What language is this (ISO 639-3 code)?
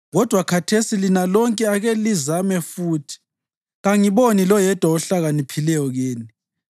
nde